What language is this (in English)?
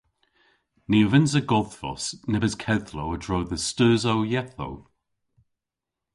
Cornish